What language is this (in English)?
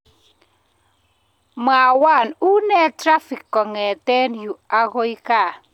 Kalenjin